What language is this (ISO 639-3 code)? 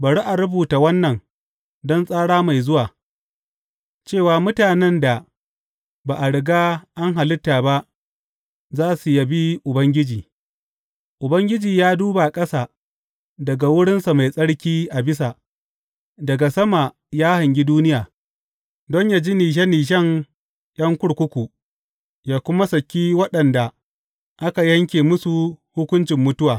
hau